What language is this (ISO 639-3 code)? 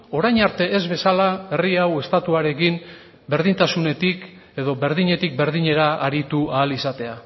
eus